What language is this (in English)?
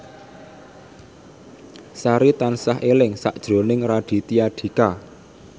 Javanese